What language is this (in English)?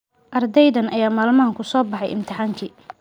Somali